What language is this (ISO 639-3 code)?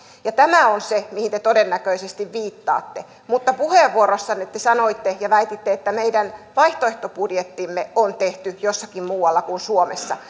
fin